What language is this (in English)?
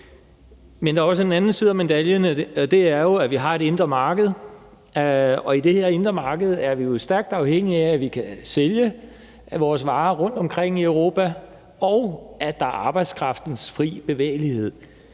Danish